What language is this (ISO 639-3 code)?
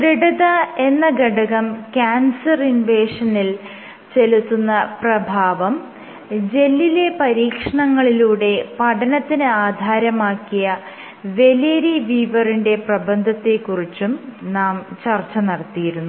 mal